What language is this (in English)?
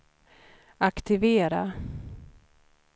Swedish